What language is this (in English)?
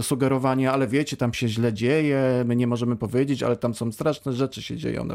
Polish